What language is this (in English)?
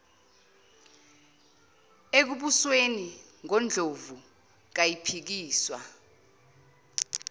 Zulu